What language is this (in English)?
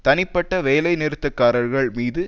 Tamil